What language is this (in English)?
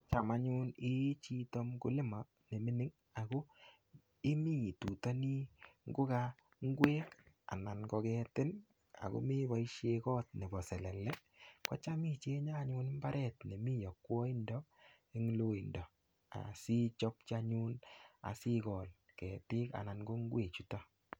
Kalenjin